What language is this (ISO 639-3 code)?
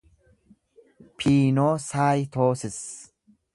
orm